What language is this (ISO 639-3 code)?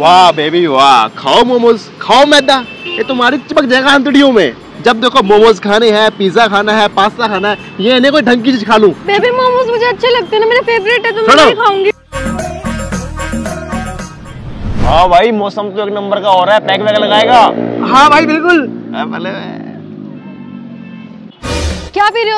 hin